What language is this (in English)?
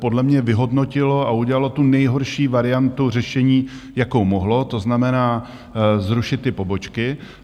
Czech